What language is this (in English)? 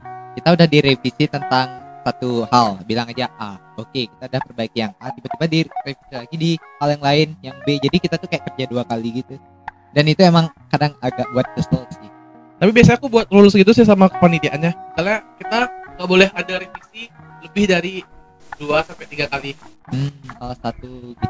Indonesian